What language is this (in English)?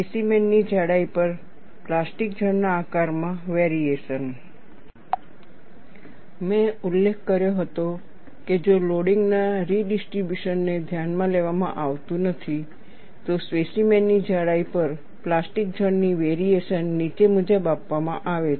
Gujarati